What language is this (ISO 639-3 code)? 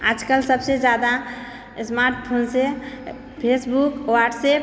mai